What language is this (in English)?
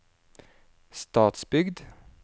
Norwegian